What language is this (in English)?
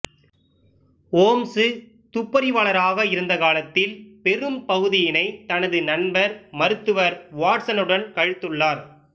Tamil